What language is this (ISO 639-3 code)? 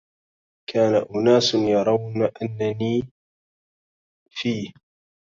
ara